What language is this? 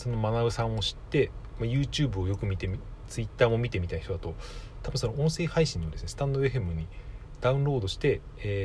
Japanese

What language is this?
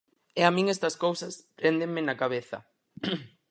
Galician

